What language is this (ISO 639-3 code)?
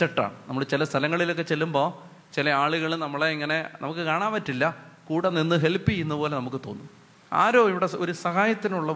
mal